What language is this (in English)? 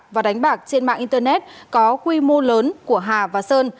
Vietnamese